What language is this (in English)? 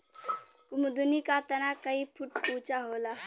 Bhojpuri